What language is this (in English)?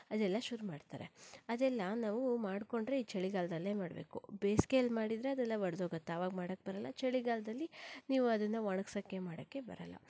Kannada